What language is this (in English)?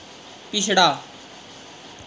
Dogri